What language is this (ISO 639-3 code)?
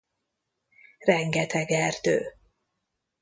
hun